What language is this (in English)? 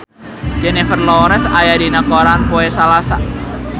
Sundanese